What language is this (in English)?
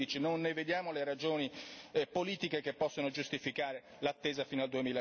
Italian